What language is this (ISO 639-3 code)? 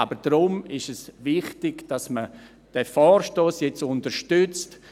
gsw